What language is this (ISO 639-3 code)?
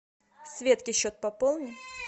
rus